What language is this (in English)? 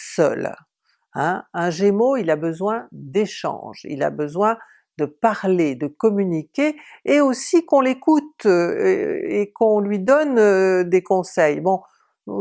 French